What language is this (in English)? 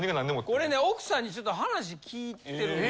Japanese